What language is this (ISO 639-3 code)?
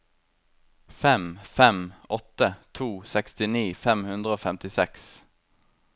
nor